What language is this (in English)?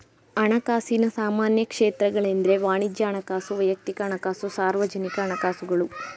Kannada